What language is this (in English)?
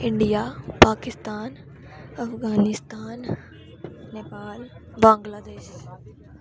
Dogri